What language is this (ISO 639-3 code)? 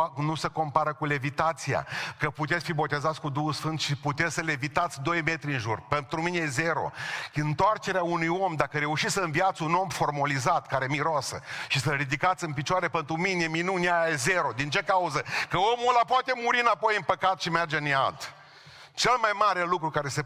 ron